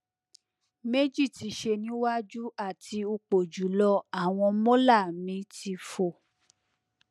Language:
Yoruba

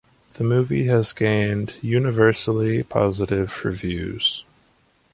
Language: English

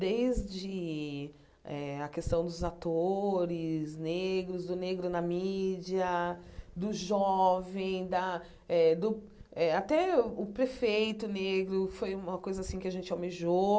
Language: Portuguese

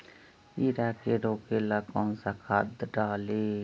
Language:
Magahi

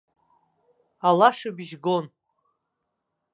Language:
Abkhazian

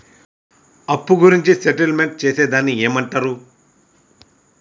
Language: Telugu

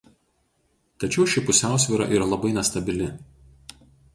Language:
Lithuanian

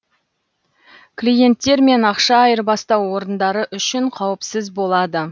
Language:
Kazakh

